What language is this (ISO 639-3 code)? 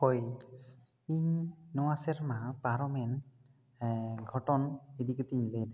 sat